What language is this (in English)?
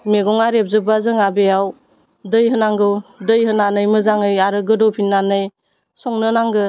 Bodo